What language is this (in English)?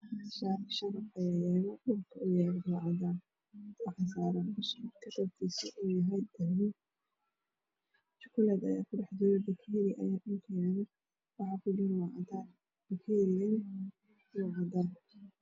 Somali